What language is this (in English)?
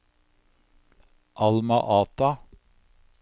Norwegian